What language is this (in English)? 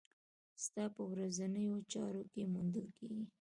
Pashto